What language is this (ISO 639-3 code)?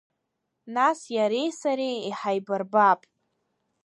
abk